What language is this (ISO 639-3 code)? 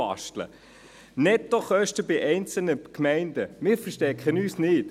gsw